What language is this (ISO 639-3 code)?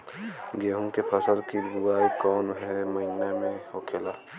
bho